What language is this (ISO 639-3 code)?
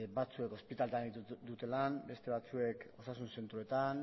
eus